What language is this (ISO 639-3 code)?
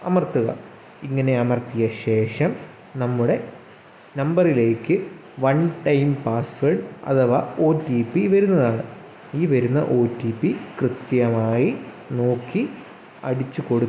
mal